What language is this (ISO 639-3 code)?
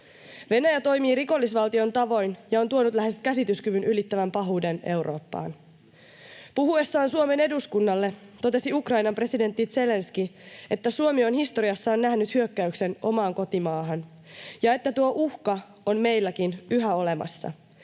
fin